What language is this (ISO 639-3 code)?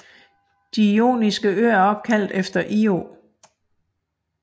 dan